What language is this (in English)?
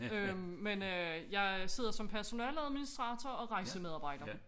Danish